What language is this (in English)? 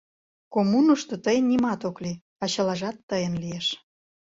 Mari